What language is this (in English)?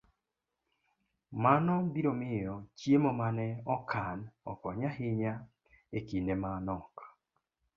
Luo (Kenya and Tanzania)